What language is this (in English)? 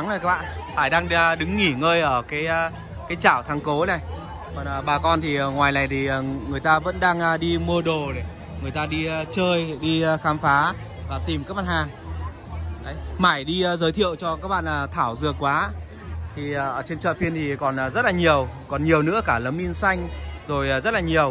Vietnamese